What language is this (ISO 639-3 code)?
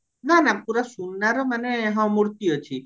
ori